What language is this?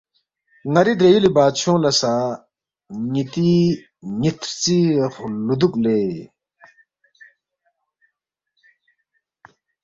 Balti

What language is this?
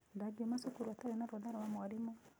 Kikuyu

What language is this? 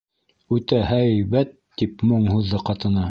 Bashkir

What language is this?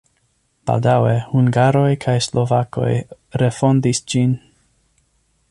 Esperanto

